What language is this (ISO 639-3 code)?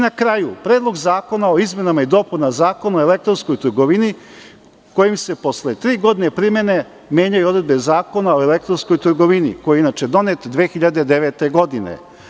srp